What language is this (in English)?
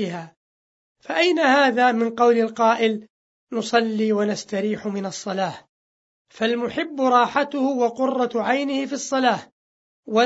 Arabic